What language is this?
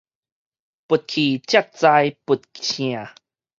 Min Nan Chinese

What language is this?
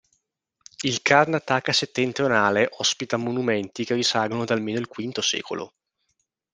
Italian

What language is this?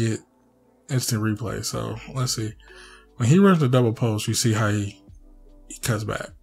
English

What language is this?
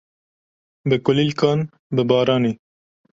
Kurdish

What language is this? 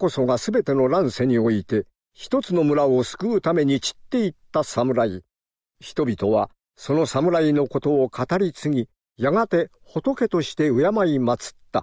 Japanese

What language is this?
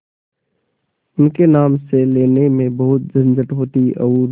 Hindi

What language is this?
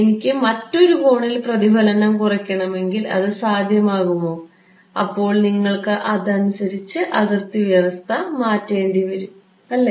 Malayalam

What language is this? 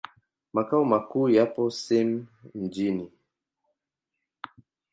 Swahili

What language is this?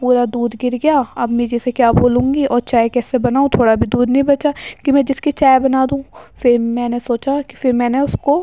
Urdu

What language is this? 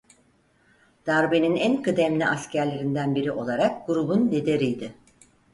Turkish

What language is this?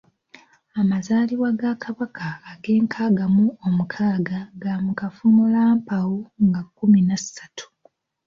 Ganda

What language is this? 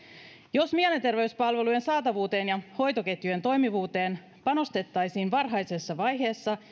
Finnish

